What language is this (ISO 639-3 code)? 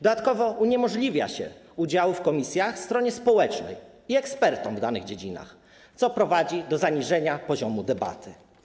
pol